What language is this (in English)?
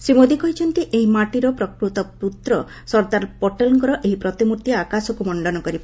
Odia